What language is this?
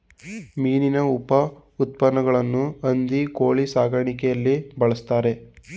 Kannada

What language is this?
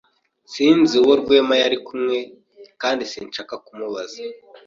Kinyarwanda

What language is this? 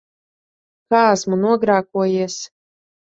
Latvian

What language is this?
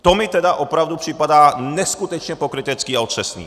Czech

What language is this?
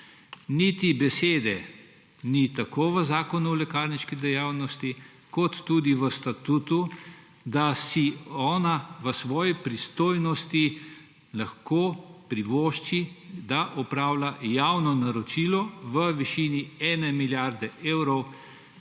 Slovenian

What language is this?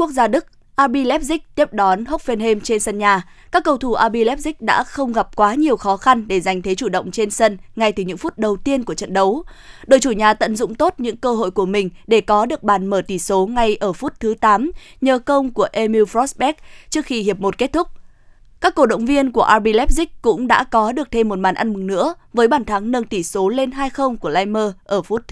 Vietnamese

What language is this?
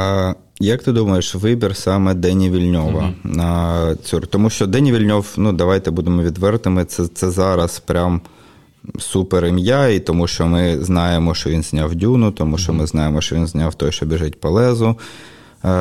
Ukrainian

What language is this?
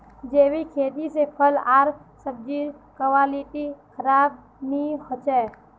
Magahi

